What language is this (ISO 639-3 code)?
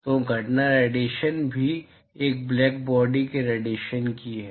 hin